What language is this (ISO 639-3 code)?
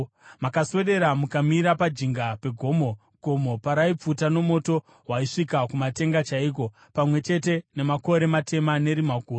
sna